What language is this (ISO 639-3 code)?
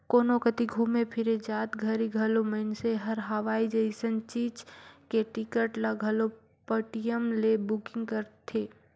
hne